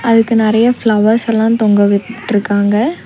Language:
Tamil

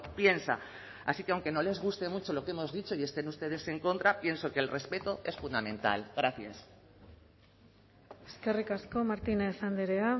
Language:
Spanish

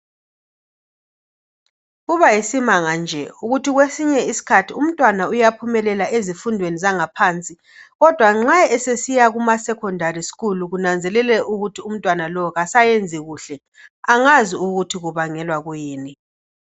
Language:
North Ndebele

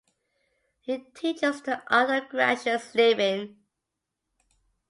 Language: English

